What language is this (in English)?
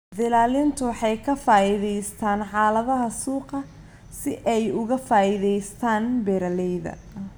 Somali